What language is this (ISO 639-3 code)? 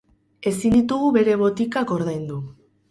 eus